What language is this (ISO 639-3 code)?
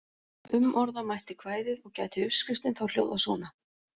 isl